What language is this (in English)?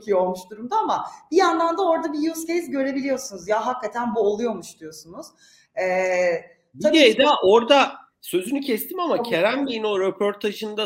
Turkish